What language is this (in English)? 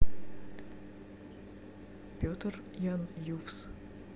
Russian